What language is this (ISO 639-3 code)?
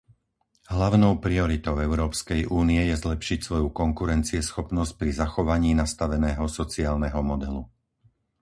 slk